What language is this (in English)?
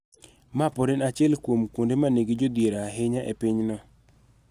Luo (Kenya and Tanzania)